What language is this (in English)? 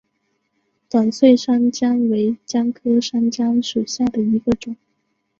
Chinese